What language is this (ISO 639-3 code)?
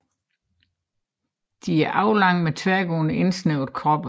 dan